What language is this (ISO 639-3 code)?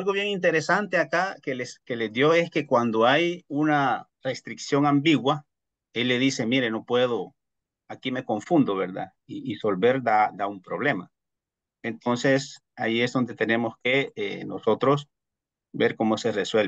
spa